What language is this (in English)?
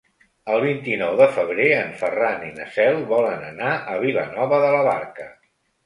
Catalan